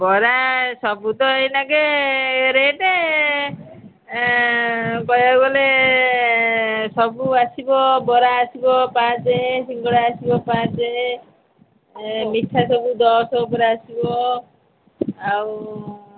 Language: Odia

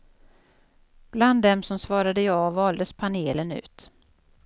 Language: Swedish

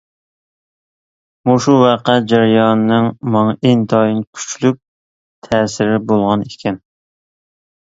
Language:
Uyghur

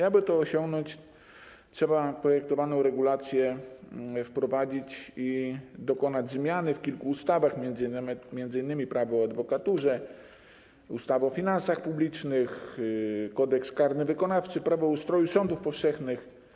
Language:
Polish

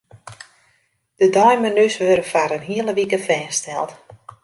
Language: Western Frisian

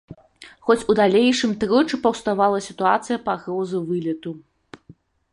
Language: Belarusian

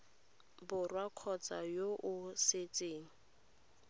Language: Tswana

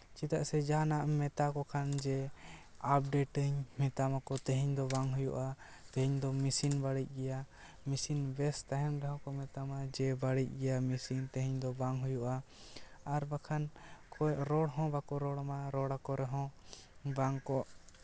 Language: Santali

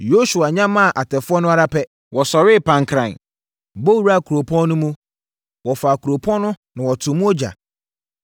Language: Akan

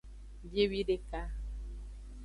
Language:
Aja (Benin)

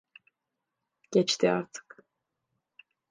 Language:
Turkish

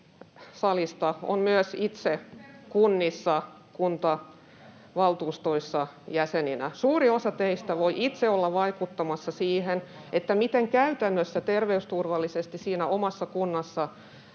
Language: Finnish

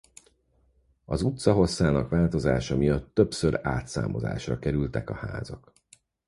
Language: Hungarian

